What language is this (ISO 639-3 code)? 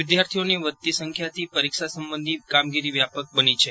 guj